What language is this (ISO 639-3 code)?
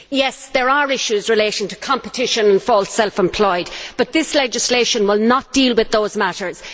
eng